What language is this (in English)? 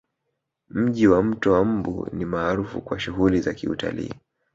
Swahili